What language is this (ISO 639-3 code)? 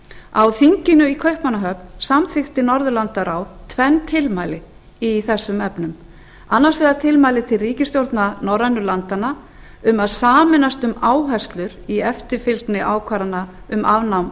isl